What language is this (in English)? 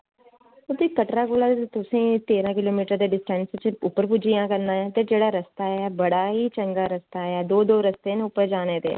Dogri